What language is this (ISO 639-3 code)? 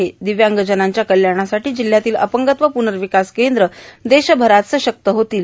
mar